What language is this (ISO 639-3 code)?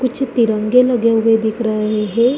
hin